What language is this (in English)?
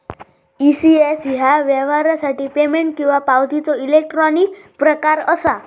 Marathi